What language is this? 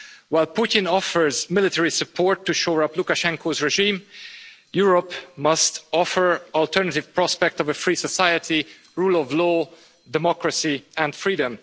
English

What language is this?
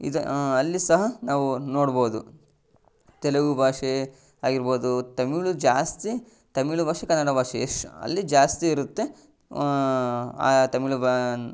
Kannada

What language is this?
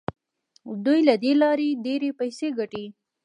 Pashto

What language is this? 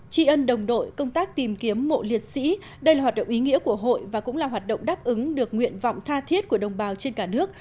Vietnamese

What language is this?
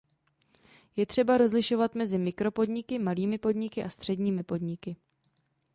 Czech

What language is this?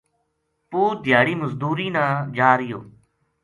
Gujari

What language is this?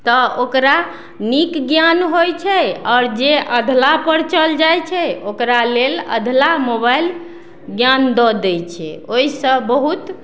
Maithili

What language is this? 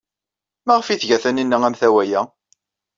Kabyle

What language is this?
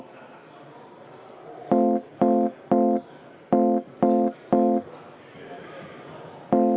Estonian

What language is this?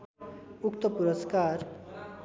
Nepali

